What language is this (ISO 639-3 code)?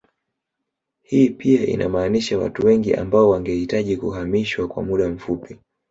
swa